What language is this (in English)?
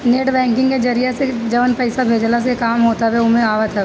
Bhojpuri